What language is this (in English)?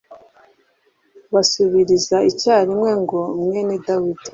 Kinyarwanda